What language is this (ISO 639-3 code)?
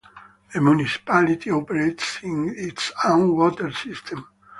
eng